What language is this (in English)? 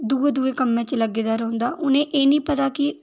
Dogri